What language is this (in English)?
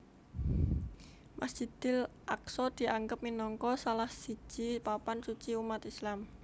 Javanese